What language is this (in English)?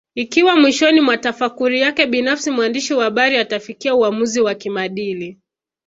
Swahili